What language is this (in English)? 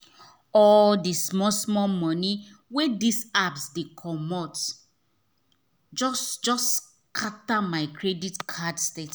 Nigerian Pidgin